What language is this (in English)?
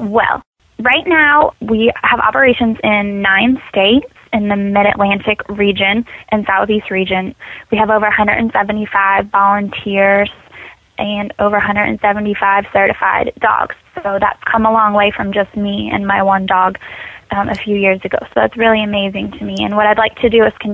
English